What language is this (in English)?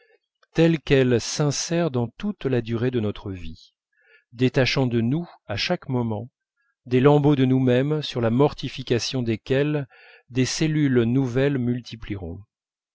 French